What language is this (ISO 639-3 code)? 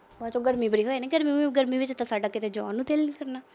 pan